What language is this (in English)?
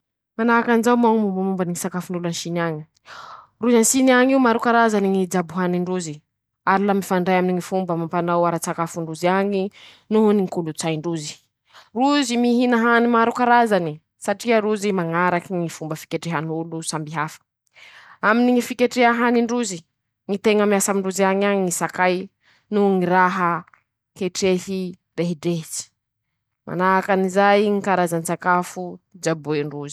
Masikoro Malagasy